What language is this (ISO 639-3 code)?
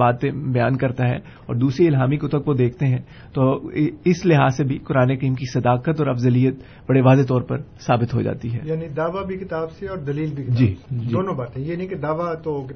urd